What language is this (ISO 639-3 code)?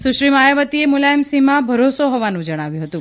guj